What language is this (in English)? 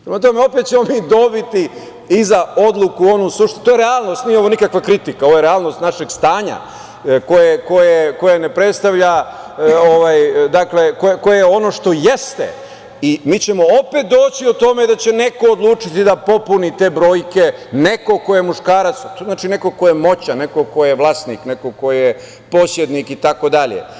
Serbian